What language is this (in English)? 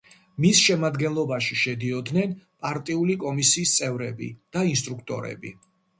Georgian